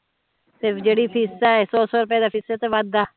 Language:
Punjabi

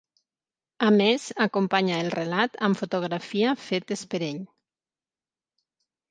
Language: Catalan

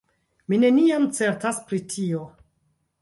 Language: Esperanto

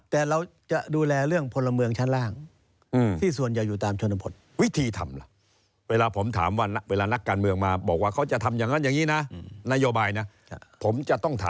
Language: Thai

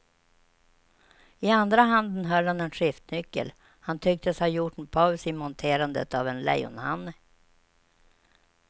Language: Swedish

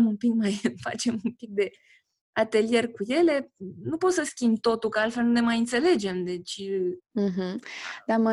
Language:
Romanian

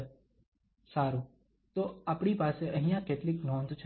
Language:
Gujarati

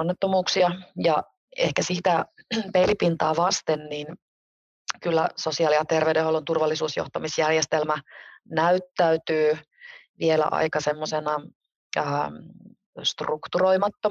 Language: Finnish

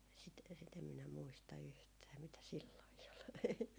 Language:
Finnish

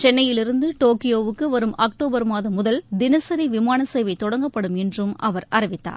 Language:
Tamil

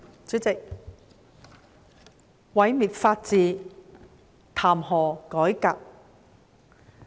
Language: Cantonese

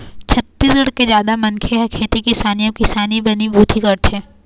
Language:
Chhattisgarhi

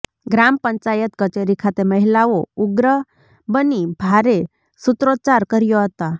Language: Gujarati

